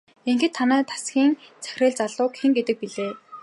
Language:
Mongolian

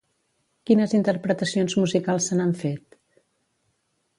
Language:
Catalan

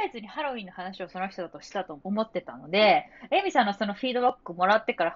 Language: Japanese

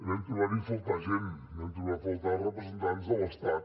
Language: Catalan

